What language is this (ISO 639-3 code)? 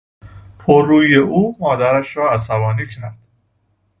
fas